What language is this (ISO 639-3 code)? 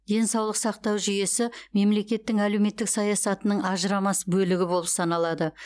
kaz